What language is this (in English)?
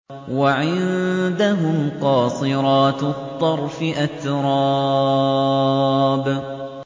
Arabic